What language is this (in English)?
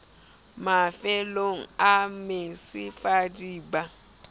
Southern Sotho